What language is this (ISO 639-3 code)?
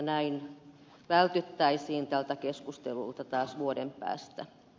fin